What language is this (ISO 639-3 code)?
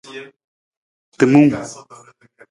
nmz